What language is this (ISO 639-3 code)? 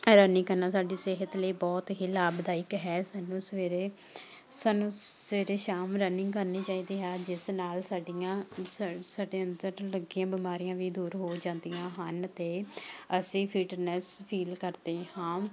pan